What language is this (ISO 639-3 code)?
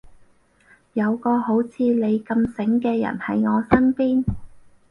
yue